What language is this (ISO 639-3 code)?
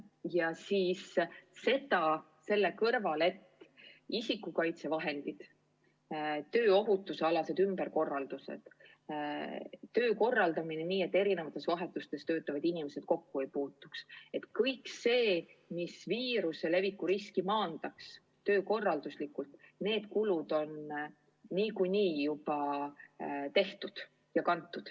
est